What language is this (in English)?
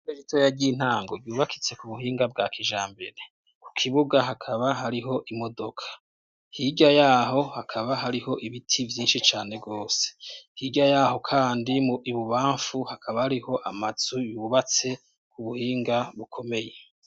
Rundi